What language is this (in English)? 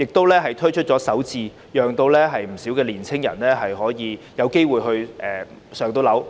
Cantonese